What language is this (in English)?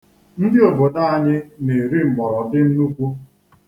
Igbo